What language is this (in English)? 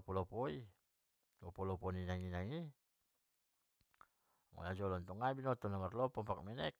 Batak Mandailing